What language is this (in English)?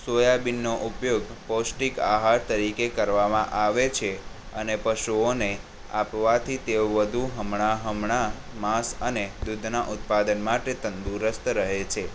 Gujarati